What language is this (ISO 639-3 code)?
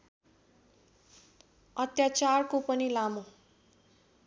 nep